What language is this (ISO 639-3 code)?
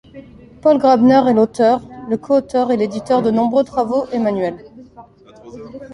fra